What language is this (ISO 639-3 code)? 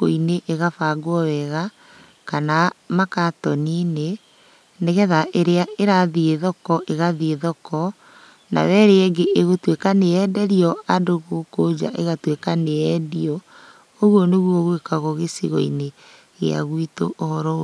kik